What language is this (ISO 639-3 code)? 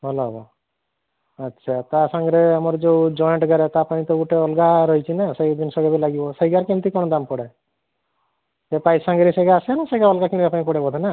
ori